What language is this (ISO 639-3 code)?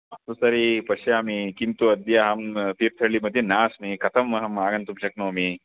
san